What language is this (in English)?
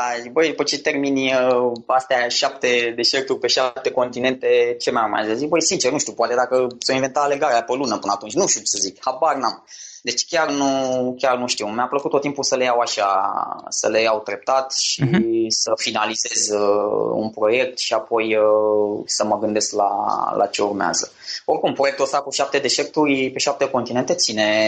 Romanian